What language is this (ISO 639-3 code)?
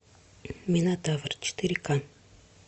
rus